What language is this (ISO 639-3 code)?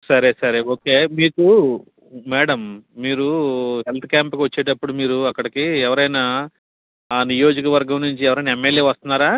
tel